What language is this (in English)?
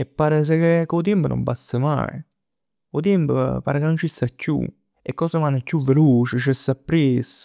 Neapolitan